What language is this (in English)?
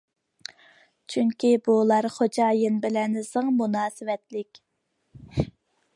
Uyghur